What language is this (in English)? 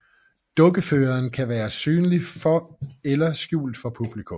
Danish